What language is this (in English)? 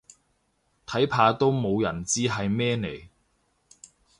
Cantonese